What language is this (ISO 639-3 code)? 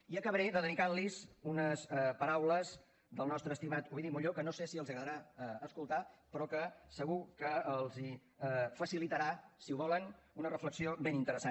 cat